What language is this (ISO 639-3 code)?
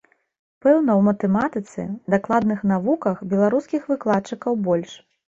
bel